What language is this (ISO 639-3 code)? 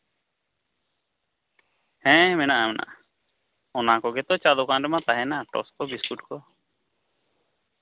sat